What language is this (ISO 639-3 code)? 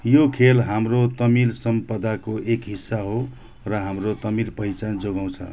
nep